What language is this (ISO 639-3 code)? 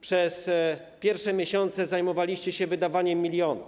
pol